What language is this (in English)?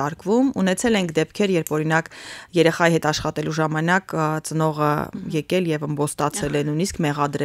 Romanian